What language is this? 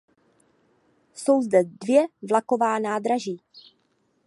Czech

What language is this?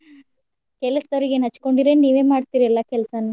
Kannada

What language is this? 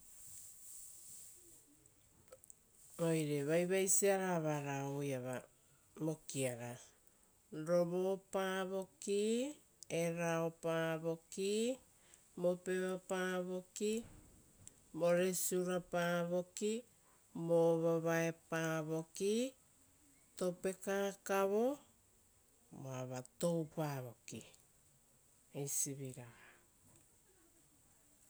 Rotokas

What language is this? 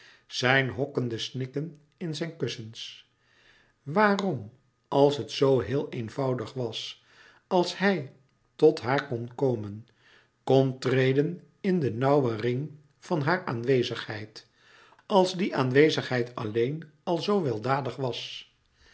Dutch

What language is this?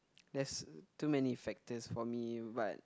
English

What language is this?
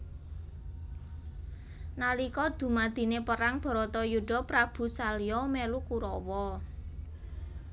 Javanese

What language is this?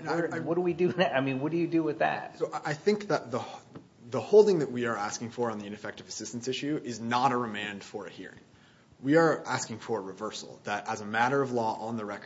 English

